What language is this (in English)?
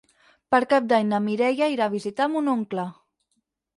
Catalan